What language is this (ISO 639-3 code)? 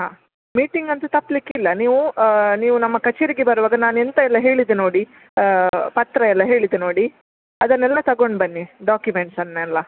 kan